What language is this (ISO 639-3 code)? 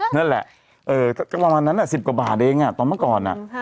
tha